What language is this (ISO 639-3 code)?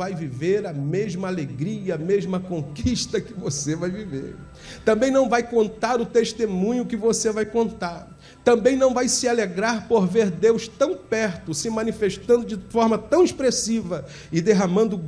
por